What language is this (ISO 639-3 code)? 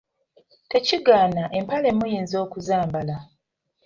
lug